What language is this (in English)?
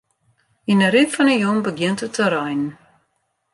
Western Frisian